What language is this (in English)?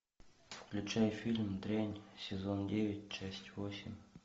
Russian